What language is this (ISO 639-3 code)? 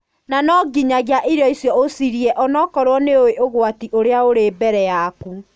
kik